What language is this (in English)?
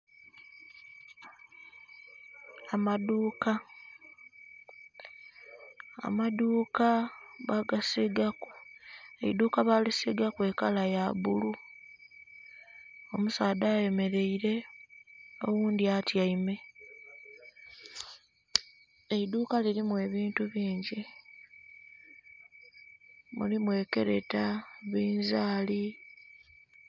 Soga